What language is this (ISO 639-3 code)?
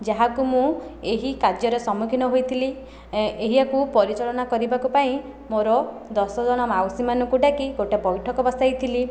ori